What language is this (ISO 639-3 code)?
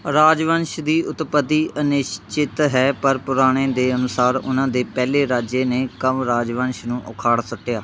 pan